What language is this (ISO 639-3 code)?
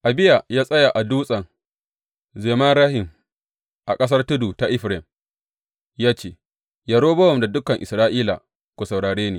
hau